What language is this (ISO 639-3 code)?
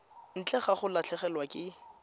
tsn